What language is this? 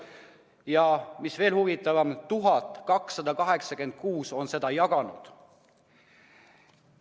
Estonian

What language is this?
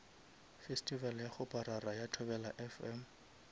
Northern Sotho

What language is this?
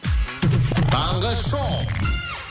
Kazakh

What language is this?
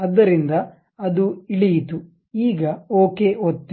Kannada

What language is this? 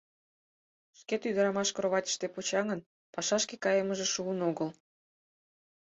Mari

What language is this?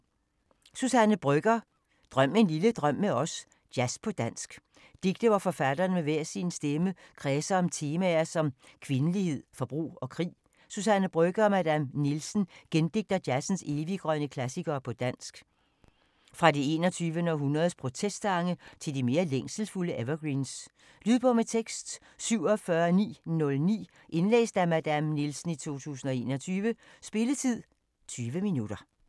Danish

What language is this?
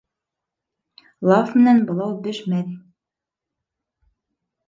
Bashkir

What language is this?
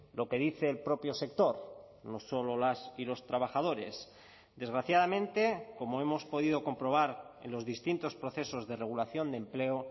Spanish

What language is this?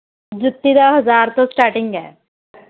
Punjabi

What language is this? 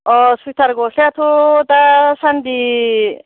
Bodo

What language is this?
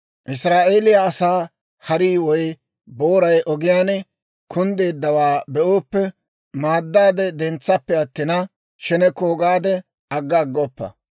Dawro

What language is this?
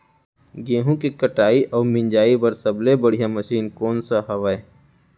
Chhattisgarhi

